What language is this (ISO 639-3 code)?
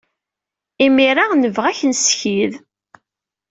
kab